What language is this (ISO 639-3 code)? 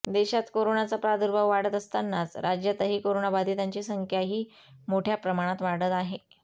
mar